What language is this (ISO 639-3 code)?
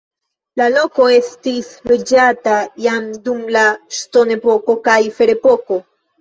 epo